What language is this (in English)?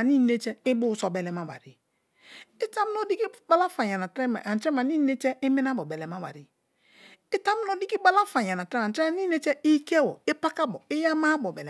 Kalabari